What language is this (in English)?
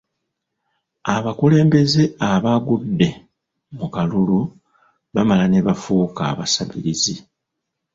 Ganda